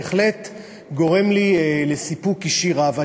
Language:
Hebrew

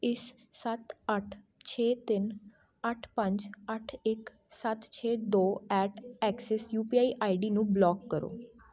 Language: Punjabi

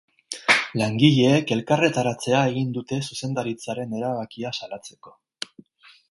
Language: Basque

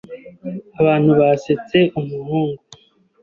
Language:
Kinyarwanda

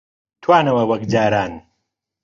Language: Central Kurdish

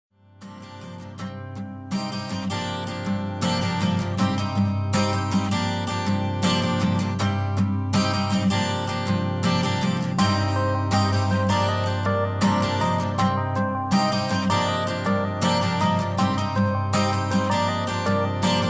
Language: Greek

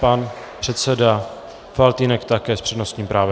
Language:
Czech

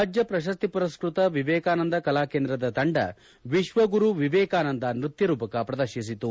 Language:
Kannada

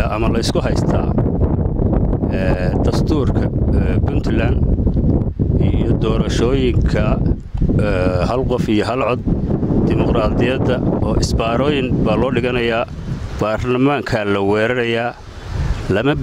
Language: Arabic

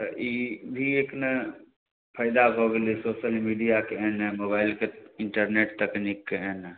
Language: Maithili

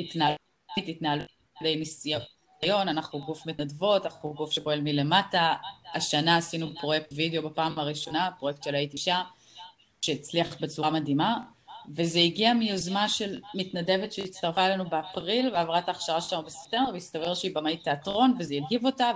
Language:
Hebrew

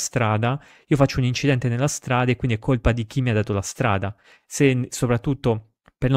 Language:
Italian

